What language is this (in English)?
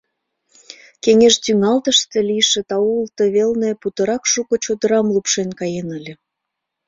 Mari